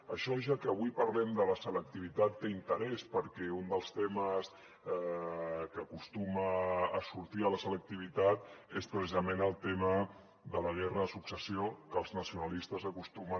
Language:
Catalan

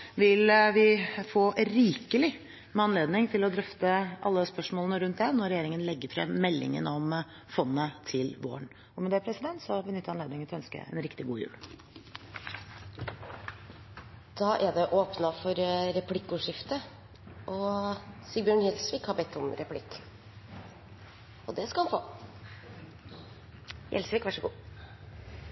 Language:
Norwegian Bokmål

